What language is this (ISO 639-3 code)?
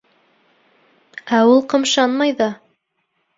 bak